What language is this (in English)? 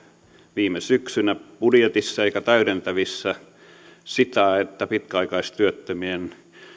Finnish